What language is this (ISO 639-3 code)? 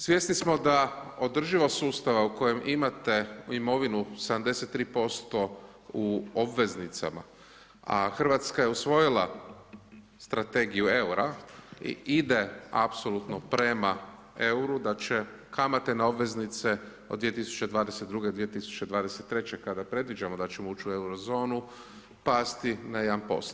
hrv